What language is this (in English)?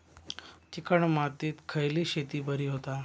Marathi